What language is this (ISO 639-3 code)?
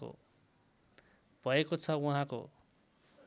nep